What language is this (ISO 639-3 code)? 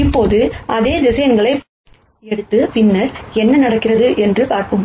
tam